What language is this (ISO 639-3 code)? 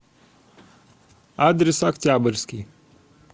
rus